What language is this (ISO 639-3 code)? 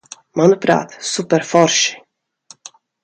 lav